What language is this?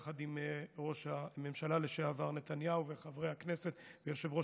Hebrew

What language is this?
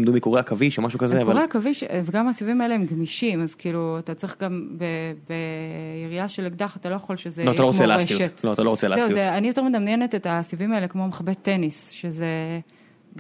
Hebrew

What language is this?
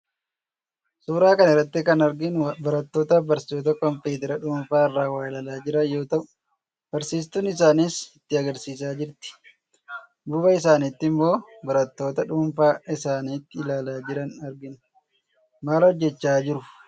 Oromo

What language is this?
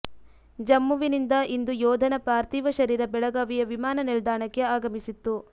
Kannada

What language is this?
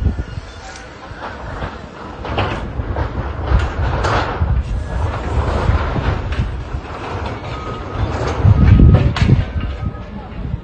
Arabic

